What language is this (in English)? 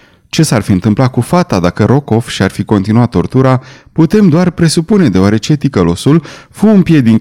Romanian